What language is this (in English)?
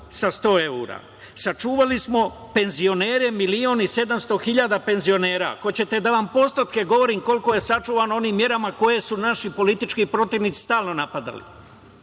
Serbian